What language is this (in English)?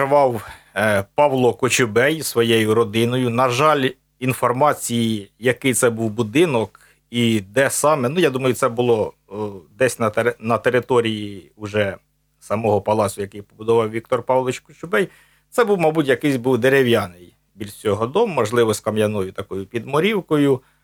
Ukrainian